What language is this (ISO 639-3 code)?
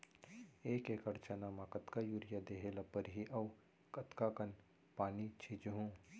hne